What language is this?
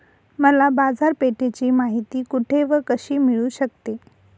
Marathi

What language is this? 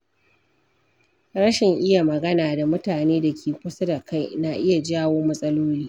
Hausa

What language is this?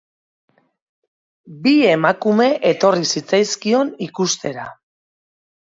Basque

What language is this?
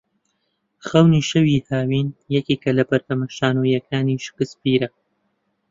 Central Kurdish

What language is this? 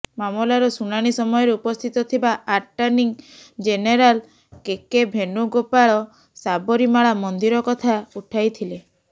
Odia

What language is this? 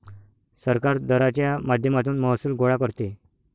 Marathi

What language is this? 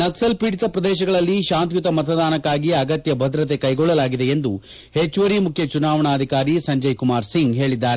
Kannada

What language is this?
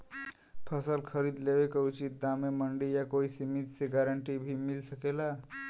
Bhojpuri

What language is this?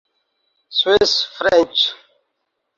Urdu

